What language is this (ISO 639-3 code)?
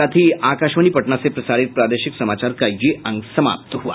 hin